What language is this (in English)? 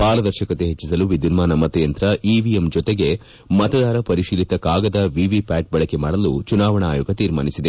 Kannada